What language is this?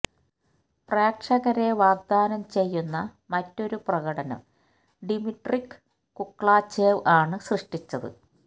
Malayalam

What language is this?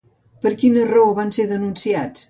Catalan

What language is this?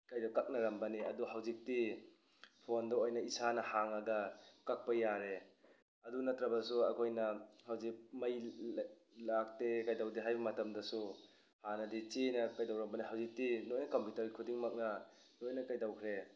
Manipuri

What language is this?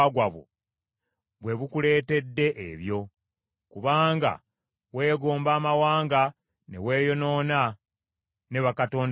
Ganda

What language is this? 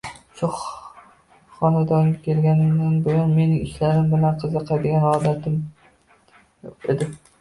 Uzbek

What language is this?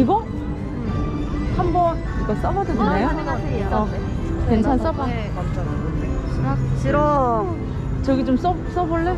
Korean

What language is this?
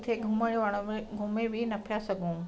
Sindhi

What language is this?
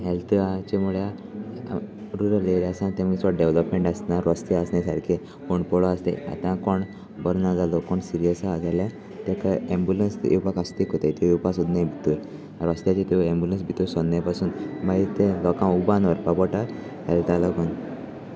Konkani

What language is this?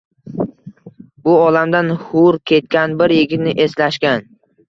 Uzbek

